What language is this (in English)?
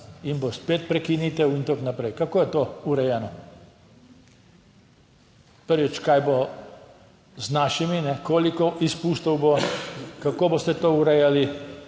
Slovenian